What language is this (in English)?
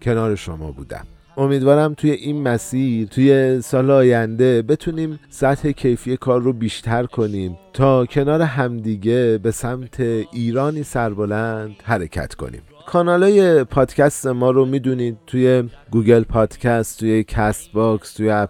Persian